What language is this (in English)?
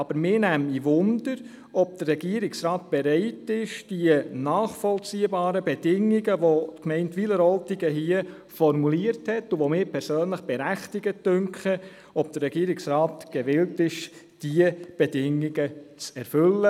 Swiss German